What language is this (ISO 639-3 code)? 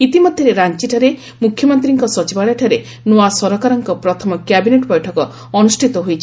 ori